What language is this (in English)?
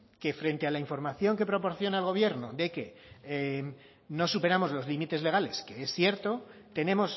Spanish